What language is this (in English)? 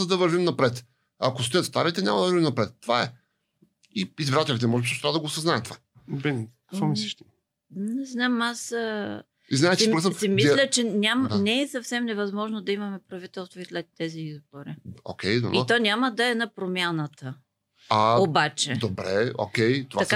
Bulgarian